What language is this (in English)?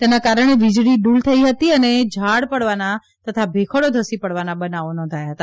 Gujarati